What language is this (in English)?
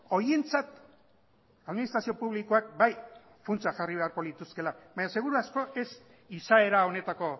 Basque